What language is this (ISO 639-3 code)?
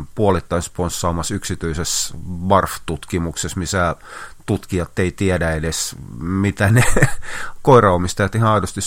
fin